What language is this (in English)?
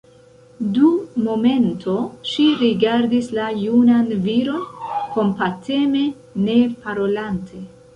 Esperanto